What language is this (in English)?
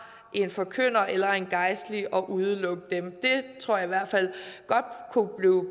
Danish